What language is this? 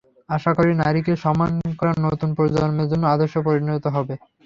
Bangla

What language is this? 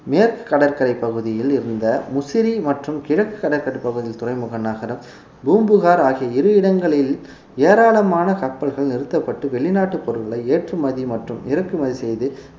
Tamil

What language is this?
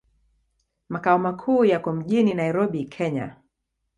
Swahili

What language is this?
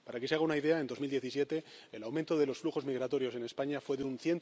Spanish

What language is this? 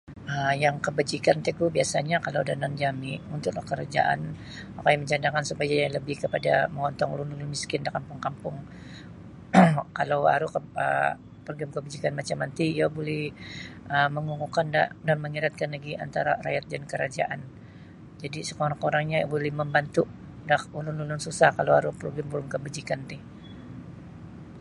Sabah Bisaya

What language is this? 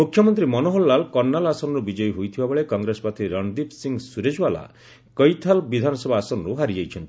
Odia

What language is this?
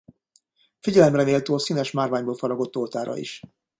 Hungarian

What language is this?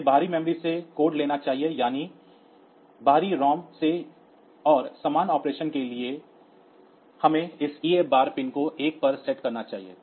Hindi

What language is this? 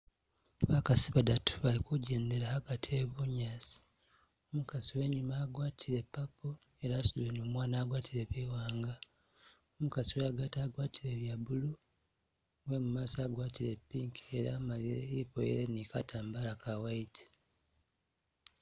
Masaaba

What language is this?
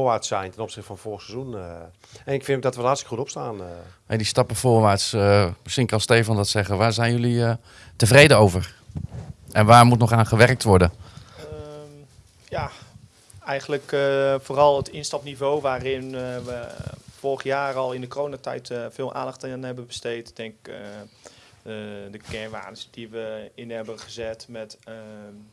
Dutch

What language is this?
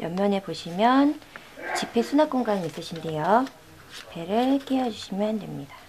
Korean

